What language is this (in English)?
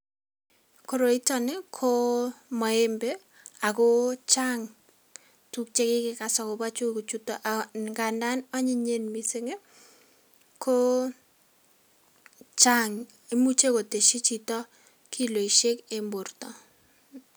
Kalenjin